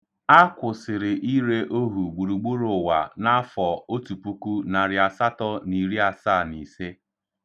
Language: Igbo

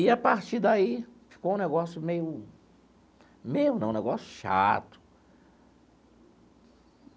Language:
Portuguese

